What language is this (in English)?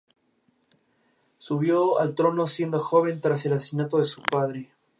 Spanish